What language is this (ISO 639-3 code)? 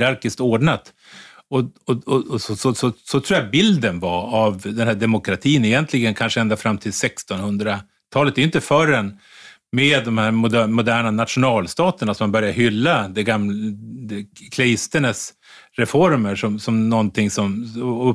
swe